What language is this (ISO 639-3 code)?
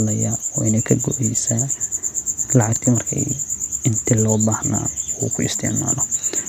som